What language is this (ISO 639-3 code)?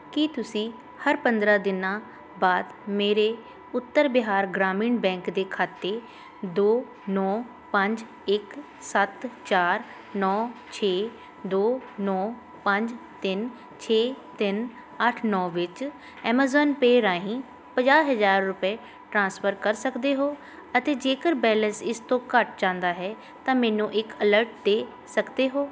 pan